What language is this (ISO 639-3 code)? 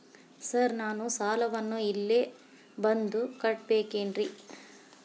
kan